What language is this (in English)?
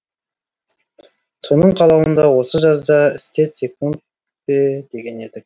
Kazakh